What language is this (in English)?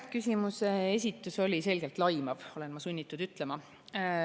Estonian